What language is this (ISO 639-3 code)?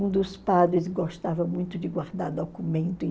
por